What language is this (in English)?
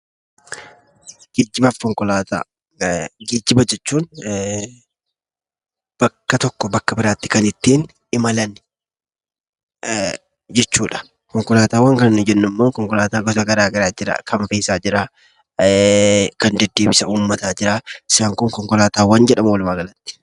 Oromo